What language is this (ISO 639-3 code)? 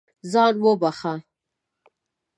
pus